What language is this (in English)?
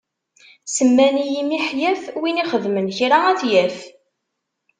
Kabyle